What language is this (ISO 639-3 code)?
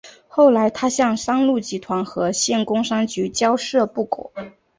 zho